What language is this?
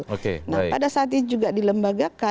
Indonesian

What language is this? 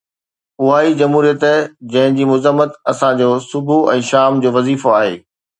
Sindhi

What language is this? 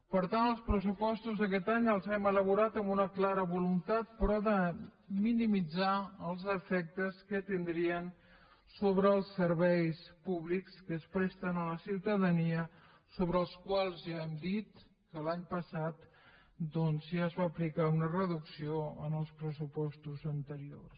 Catalan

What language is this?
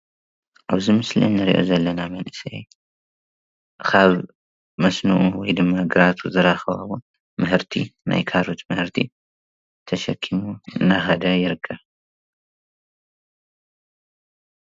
Tigrinya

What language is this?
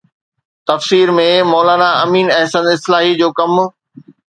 Sindhi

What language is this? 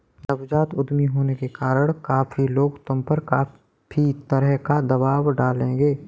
Hindi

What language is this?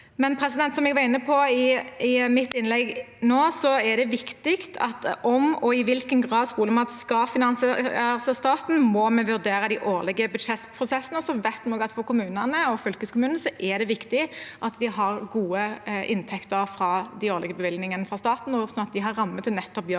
Norwegian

